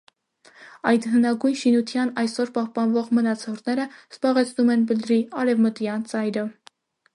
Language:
Armenian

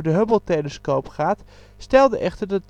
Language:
Dutch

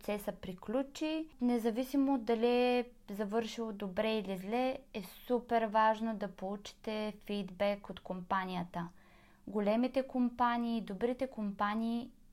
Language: Bulgarian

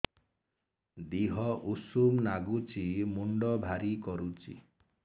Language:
Odia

